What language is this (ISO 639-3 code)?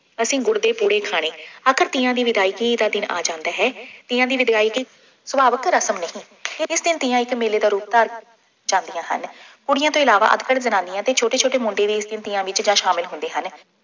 pan